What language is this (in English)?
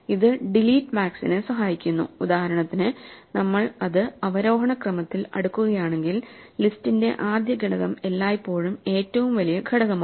Malayalam